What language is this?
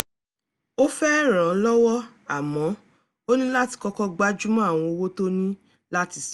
Yoruba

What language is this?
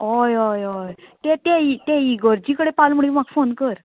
Konkani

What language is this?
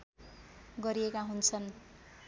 Nepali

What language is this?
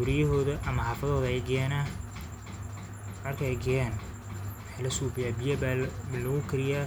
Somali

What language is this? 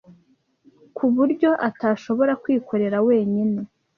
Kinyarwanda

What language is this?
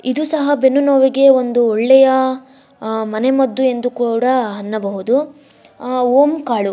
Kannada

